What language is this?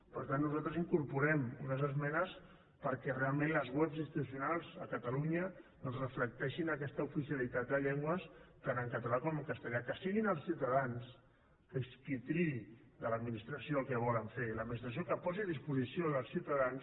Catalan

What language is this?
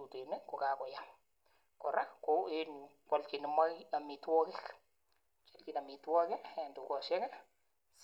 Kalenjin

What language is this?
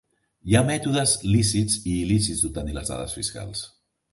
Catalan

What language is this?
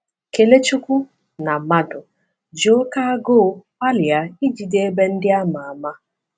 Igbo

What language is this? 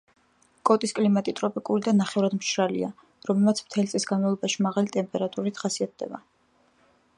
Georgian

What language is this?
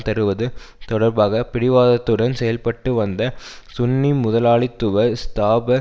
Tamil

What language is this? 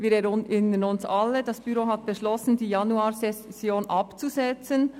Swiss German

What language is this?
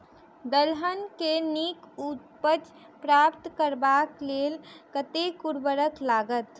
Maithili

